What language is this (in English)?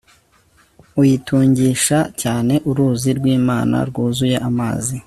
Kinyarwanda